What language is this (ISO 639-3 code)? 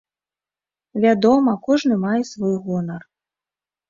bel